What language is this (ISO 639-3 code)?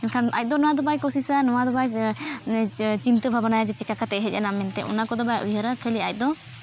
sat